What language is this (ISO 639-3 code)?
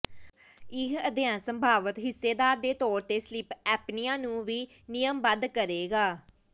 pan